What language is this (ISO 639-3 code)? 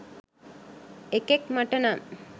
sin